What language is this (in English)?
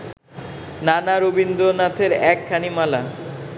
Bangla